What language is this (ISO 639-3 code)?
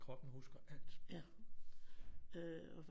dan